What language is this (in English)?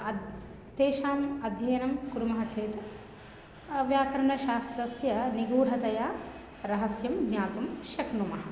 Sanskrit